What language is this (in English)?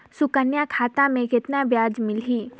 Chhattisgarhi